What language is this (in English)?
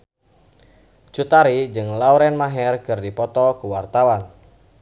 Sundanese